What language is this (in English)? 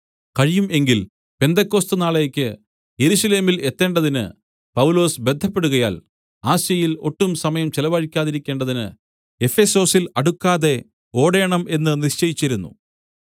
Malayalam